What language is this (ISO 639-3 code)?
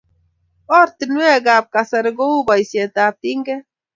kln